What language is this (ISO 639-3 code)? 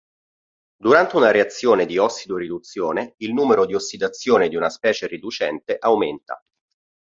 ita